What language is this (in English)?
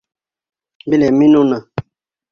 Bashkir